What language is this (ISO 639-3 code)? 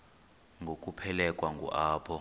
xho